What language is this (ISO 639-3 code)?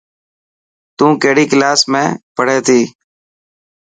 mki